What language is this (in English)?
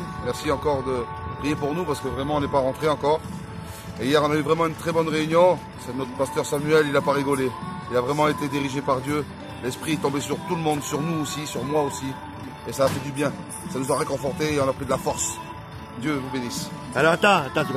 French